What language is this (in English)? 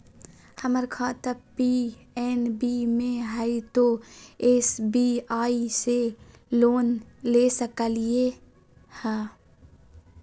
Magahi